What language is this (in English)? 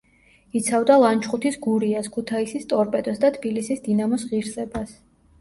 Georgian